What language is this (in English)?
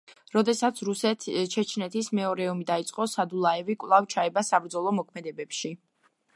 Georgian